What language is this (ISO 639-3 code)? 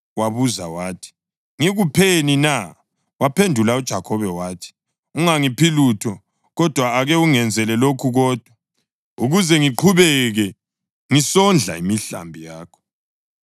nde